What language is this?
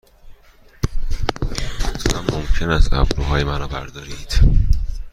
Persian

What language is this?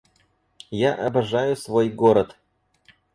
Russian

